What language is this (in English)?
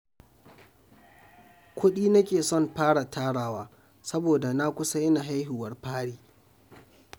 Hausa